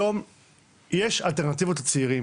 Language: Hebrew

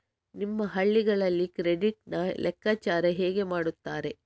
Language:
Kannada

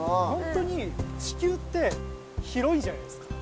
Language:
Japanese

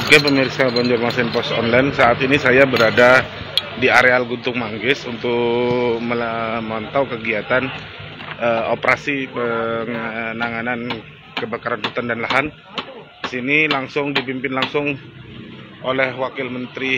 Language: Indonesian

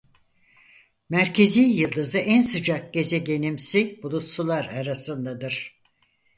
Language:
Turkish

